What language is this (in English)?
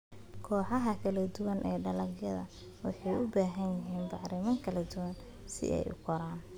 Somali